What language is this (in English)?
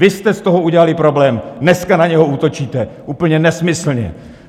Czech